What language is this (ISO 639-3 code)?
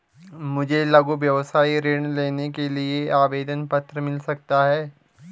hin